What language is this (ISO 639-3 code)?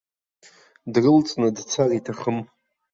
abk